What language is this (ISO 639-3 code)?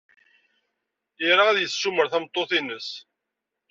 kab